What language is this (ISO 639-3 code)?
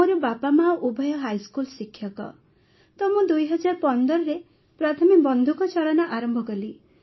ori